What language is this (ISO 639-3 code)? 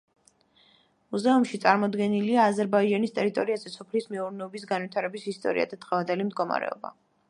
kat